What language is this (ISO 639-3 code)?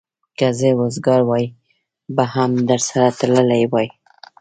pus